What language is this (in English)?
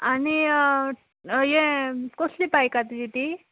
Konkani